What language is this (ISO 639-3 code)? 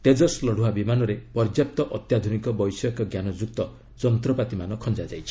ori